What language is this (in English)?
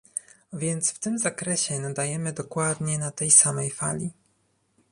Polish